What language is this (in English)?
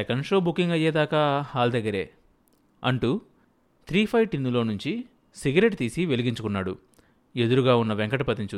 Telugu